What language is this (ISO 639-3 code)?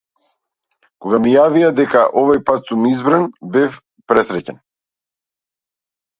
mkd